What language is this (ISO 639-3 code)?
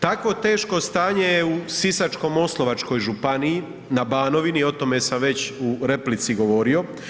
hrv